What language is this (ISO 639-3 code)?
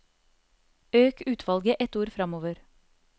nor